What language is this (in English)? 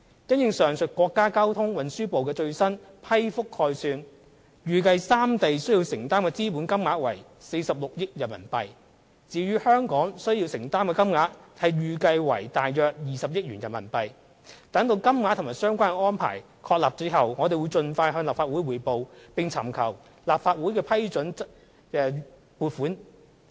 Cantonese